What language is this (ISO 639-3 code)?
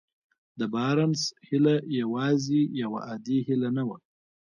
pus